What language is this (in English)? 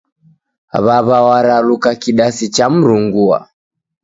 Taita